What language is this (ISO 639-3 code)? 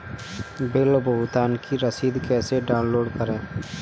hin